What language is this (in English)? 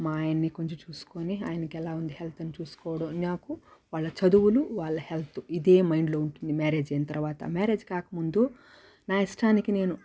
Telugu